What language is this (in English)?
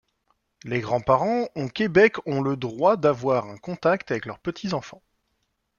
French